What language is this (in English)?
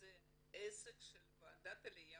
Hebrew